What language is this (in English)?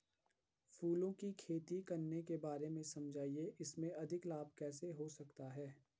Hindi